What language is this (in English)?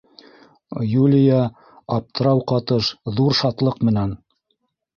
Bashkir